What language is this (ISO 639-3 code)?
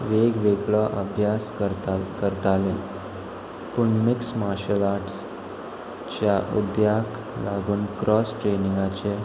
kok